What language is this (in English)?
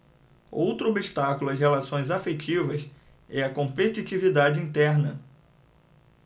Portuguese